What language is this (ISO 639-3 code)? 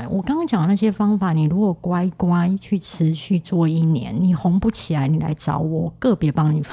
zho